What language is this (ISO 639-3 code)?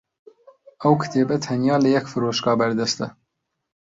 ckb